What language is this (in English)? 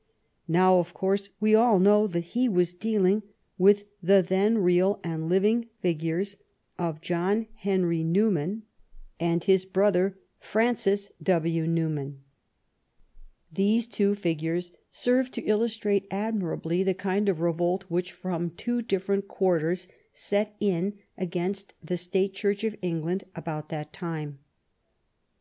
English